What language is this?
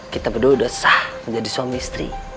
Indonesian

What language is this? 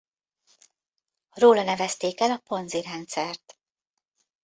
Hungarian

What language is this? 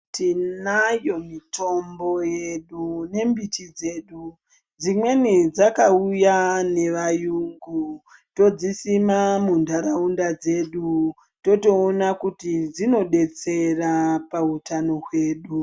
Ndau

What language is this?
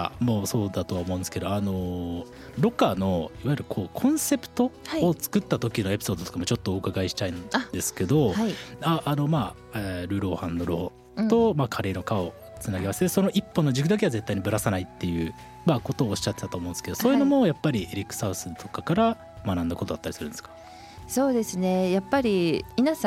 Japanese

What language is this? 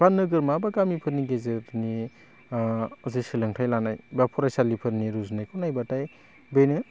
Bodo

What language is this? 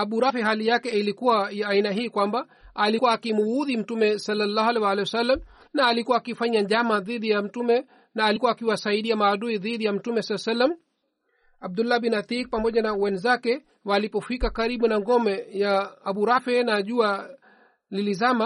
Swahili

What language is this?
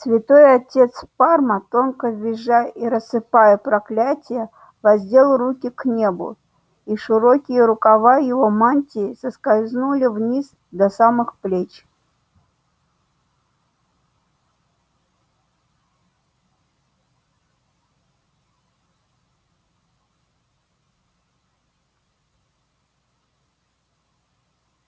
Russian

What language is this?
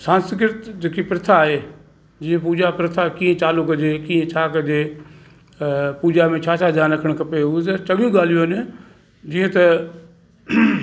Sindhi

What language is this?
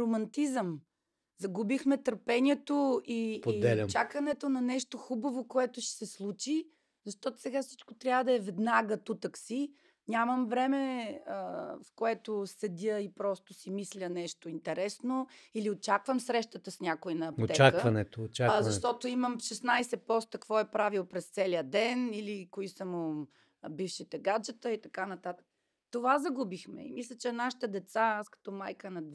Bulgarian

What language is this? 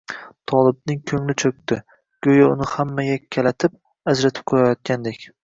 Uzbek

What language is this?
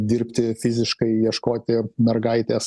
Lithuanian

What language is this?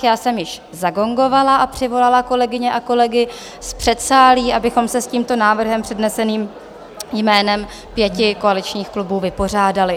Czech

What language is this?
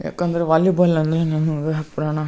Kannada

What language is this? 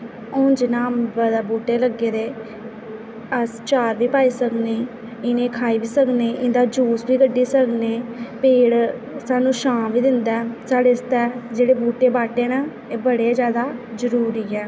Dogri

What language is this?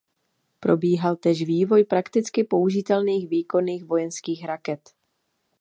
Czech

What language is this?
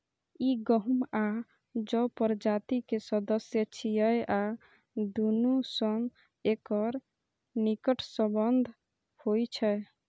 Maithili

